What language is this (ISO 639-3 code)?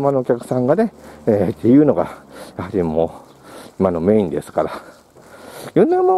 jpn